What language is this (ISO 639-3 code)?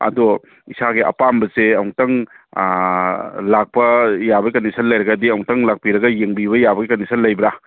mni